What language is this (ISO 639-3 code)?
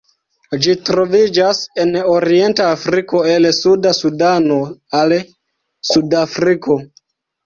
epo